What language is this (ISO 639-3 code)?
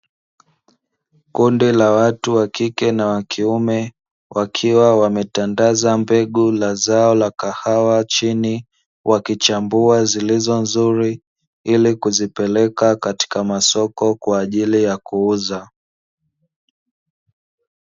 swa